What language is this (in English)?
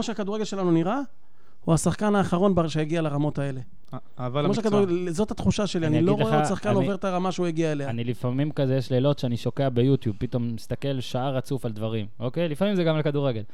Hebrew